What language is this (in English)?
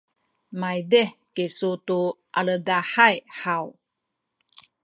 Sakizaya